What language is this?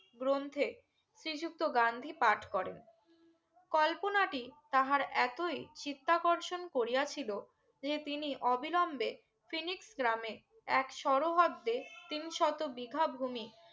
Bangla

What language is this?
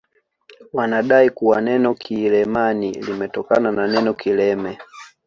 Swahili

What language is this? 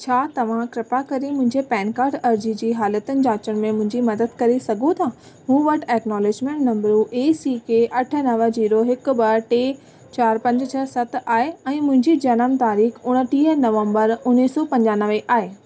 Sindhi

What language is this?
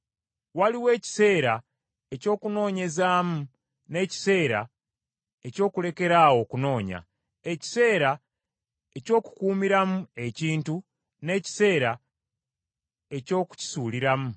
Ganda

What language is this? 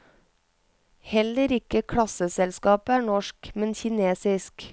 Norwegian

